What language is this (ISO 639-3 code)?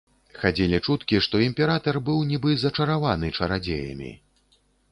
bel